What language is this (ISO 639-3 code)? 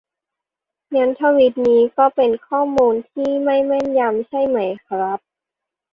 tha